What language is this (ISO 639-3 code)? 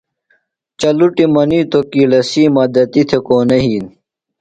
phl